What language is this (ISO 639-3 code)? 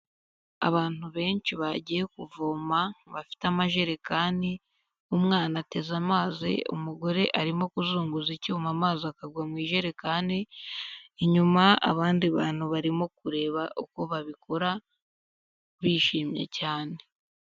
kin